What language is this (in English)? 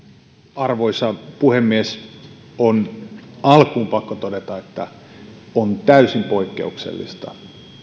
Finnish